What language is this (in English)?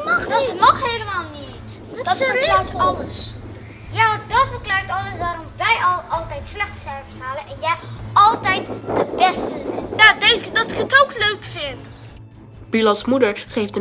Dutch